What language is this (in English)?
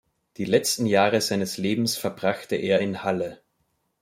German